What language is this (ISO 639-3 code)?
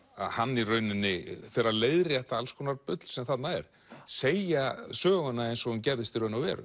isl